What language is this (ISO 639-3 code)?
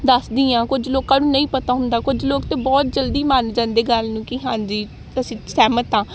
pan